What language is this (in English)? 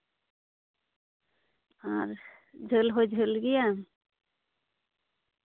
Santali